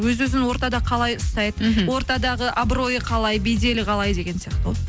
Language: Kazakh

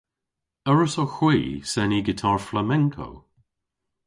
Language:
Cornish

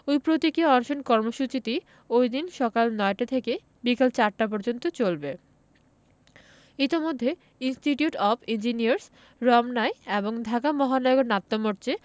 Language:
Bangla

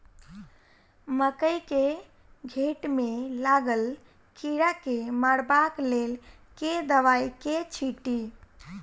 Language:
Maithili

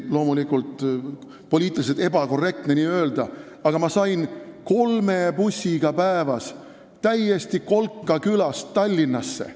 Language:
Estonian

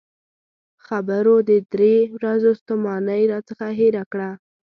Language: Pashto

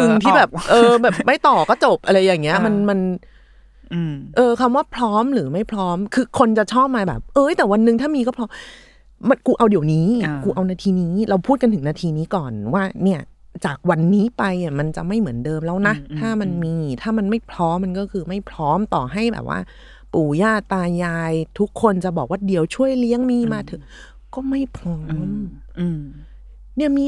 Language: Thai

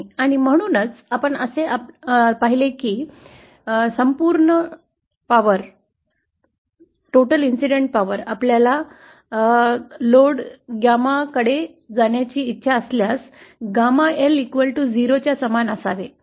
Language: Marathi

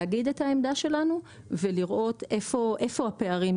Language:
Hebrew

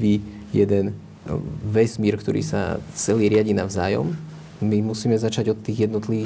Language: Slovak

